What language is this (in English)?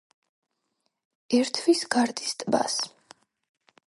Georgian